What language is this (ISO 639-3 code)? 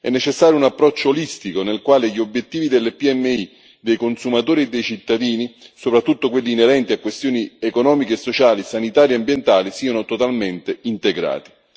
ita